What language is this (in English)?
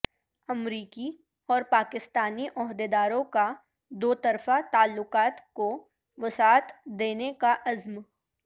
Urdu